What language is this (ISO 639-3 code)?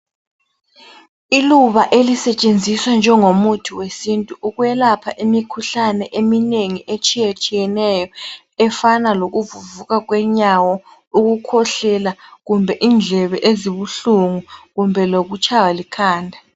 nde